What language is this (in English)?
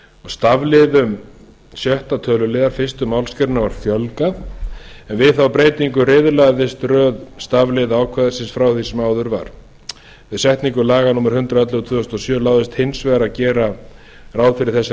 Icelandic